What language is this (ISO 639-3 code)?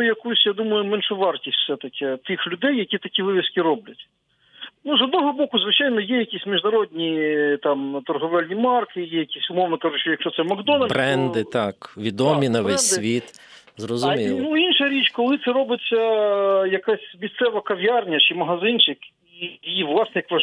ukr